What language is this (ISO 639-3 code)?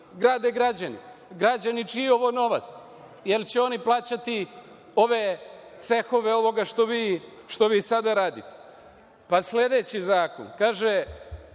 srp